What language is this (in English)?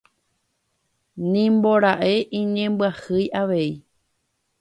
Guarani